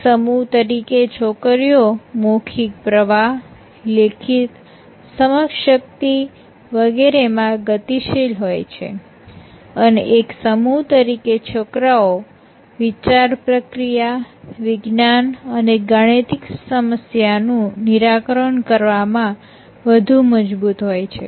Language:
Gujarati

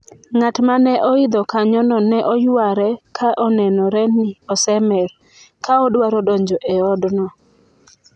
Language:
Luo (Kenya and Tanzania)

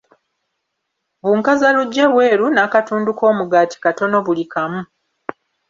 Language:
Ganda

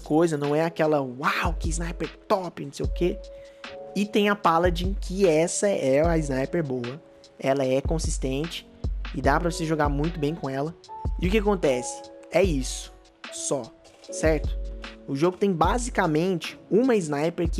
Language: Portuguese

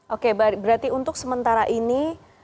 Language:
Indonesian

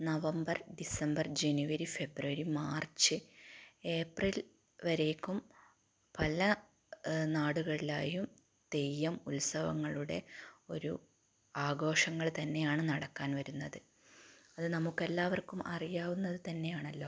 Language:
Malayalam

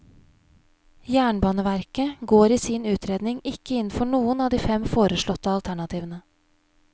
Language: Norwegian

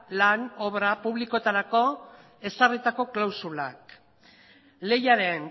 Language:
Basque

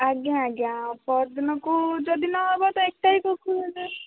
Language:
Odia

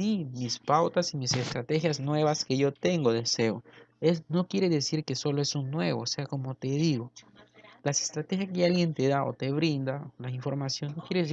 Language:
Spanish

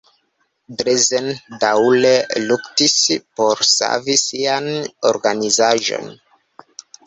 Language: Esperanto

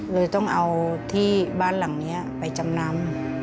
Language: Thai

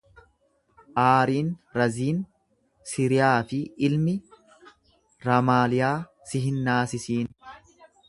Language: Oromo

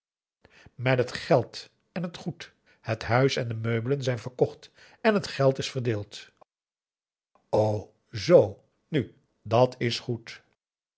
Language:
Dutch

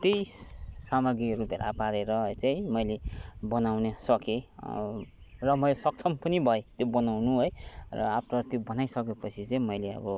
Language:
Nepali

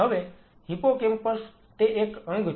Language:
Gujarati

